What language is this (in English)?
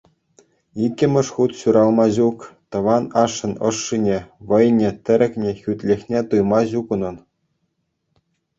Chuvash